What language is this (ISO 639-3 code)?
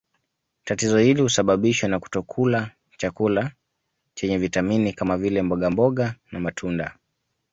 swa